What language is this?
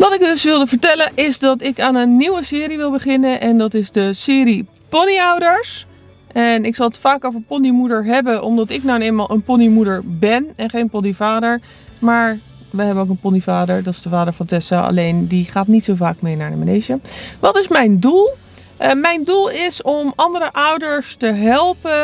Dutch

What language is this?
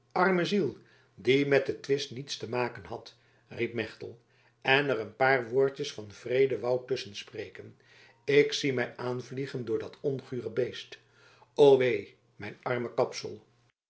Dutch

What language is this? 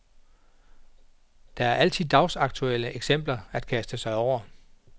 Danish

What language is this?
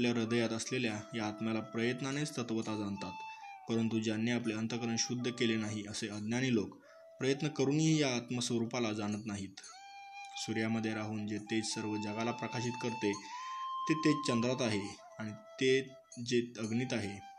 Marathi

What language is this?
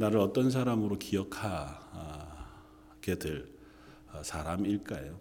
Korean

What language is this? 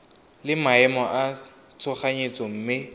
Tswana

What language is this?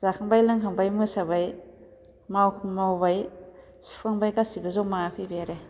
Bodo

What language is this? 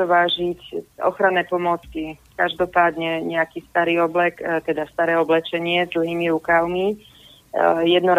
Slovak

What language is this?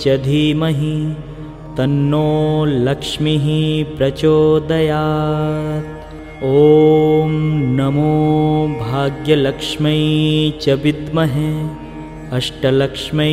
Hindi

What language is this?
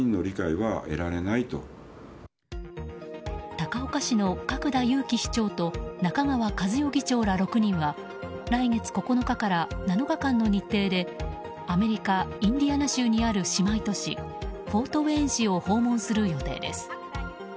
Japanese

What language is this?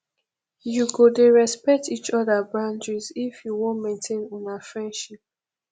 Nigerian Pidgin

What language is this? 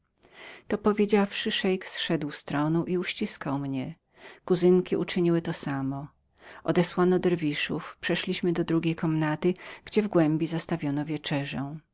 Polish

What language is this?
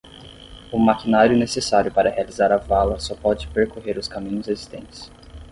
Portuguese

